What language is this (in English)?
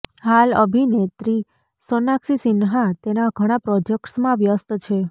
Gujarati